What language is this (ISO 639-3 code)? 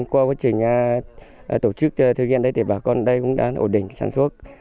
vie